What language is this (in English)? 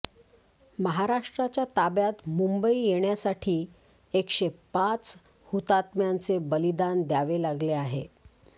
Marathi